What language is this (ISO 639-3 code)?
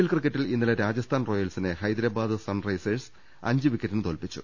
mal